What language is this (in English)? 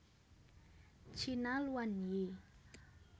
Javanese